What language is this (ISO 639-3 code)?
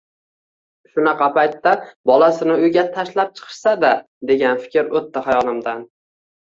uzb